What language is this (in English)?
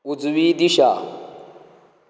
Konkani